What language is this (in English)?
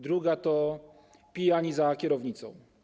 Polish